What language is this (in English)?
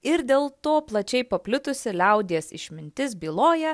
Lithuanian